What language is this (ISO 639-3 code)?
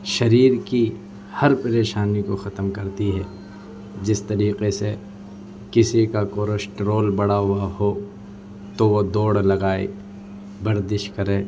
urd